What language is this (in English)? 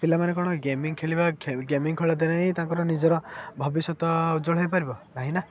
Odia